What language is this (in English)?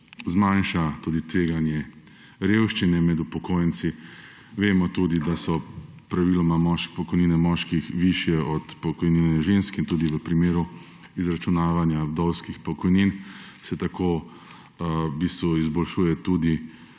Slovenian